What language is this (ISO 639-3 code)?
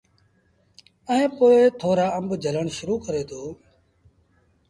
sbn